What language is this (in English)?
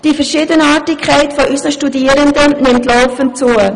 Swiss German